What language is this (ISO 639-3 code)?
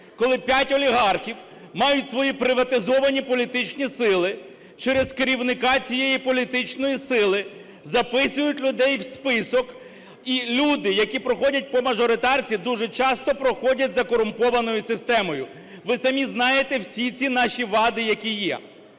ukr